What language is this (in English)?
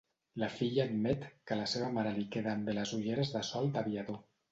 Catalan